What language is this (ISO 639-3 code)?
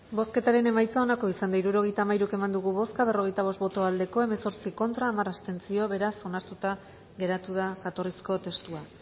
eus